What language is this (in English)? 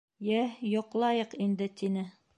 Bashkir